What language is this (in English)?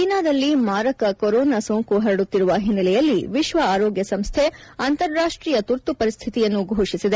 Kannada